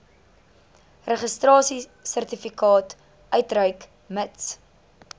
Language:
Afrikaans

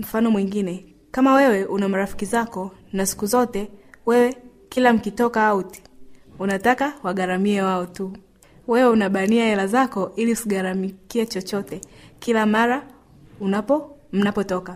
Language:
Swahili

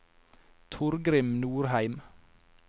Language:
Norwegian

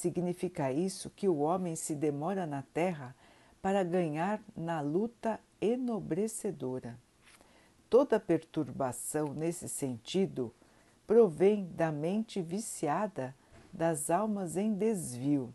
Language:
Portuguese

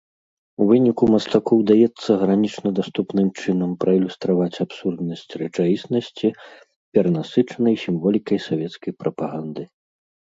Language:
Belarusian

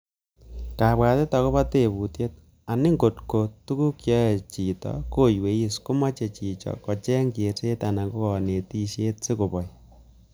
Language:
Kalenjin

